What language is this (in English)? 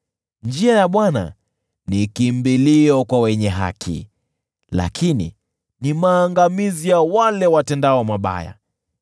Swahili